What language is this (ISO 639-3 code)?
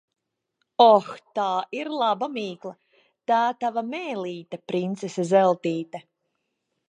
lav